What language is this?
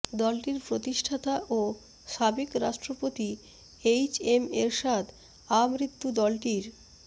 Bangla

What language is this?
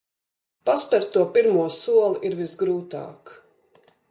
Latvian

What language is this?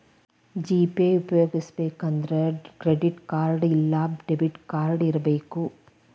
Kannada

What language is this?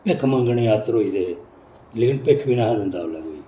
Dogri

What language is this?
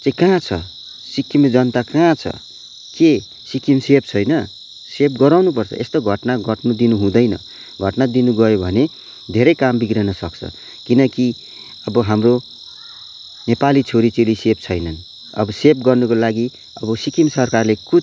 Nepali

